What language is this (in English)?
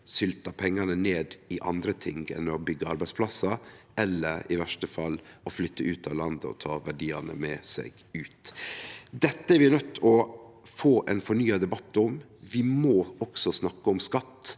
Norwegian